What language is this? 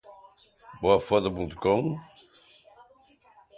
Portuguese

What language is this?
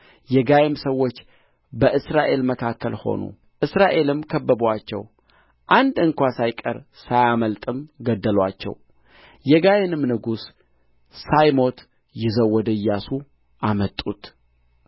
Amharic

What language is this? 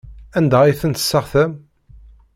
Kabyle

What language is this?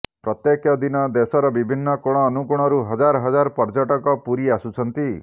Odia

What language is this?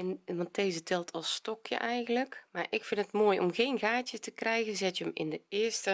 Dutch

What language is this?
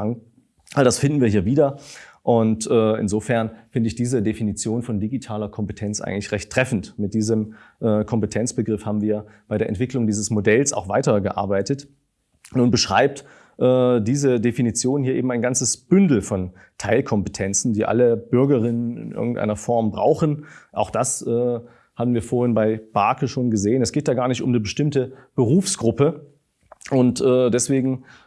German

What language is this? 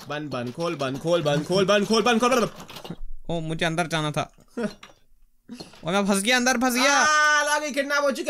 Hindi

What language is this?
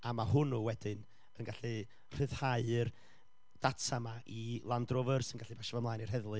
Welsh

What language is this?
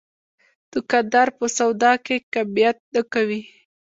Pashto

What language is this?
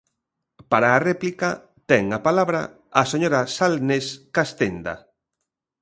Galician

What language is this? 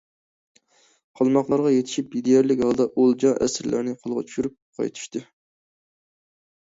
Uyghur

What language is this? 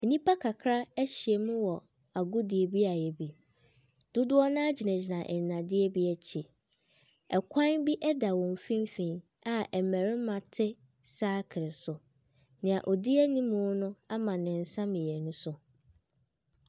Akan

